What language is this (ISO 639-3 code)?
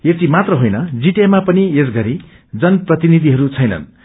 nep